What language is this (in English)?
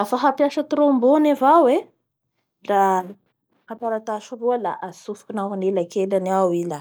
Bara Malagasy